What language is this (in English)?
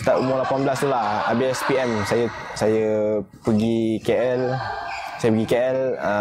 Malay